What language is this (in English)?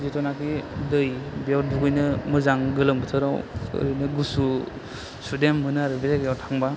Bodo